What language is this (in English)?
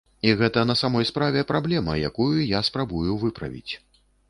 Belarusian